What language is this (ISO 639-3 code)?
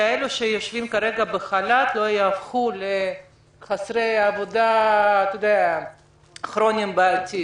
heb